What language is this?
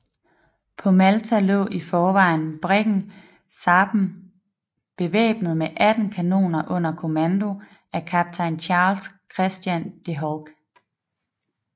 Danish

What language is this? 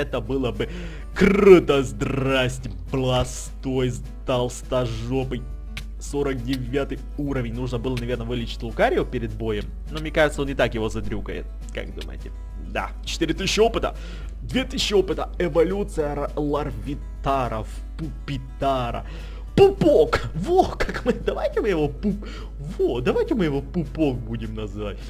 Russian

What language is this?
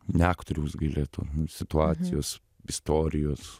Lithuanian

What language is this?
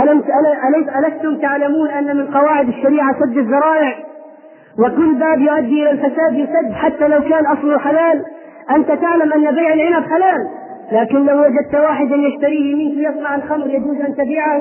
Arabic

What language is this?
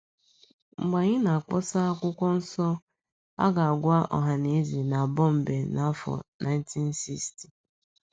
Igbo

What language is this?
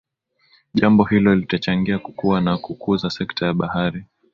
Swahili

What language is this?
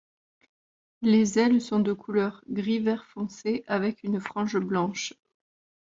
French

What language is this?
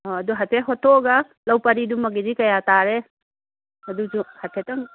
Manipuri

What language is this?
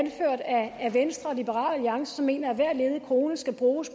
Danish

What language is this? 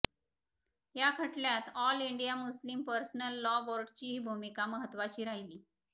Marathi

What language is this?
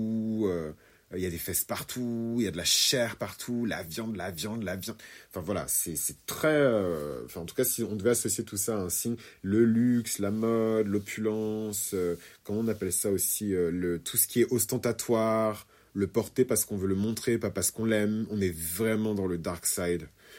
French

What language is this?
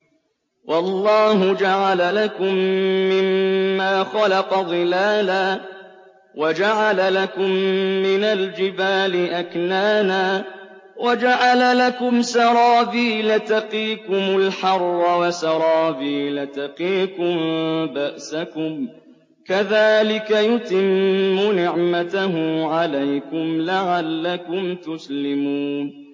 Arabic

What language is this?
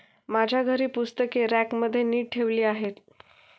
Marathi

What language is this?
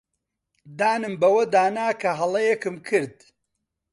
Central Kurdish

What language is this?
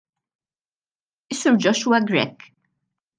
Maltese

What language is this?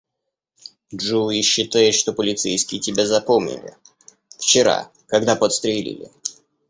Russian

